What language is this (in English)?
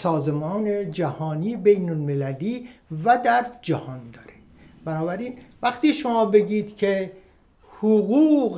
Persian